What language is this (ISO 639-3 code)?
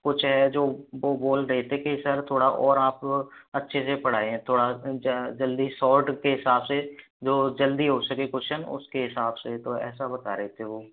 hin